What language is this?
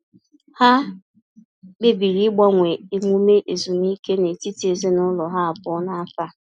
Igbo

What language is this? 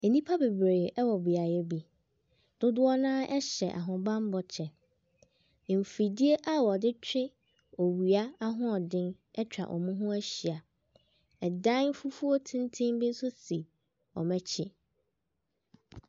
Akan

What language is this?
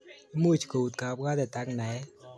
Kalenjin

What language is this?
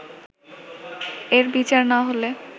Bangla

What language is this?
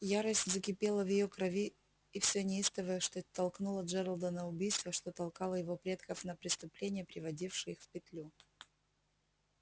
Russian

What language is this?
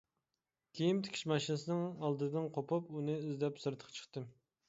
Uyghur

